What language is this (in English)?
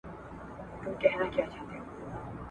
Pashto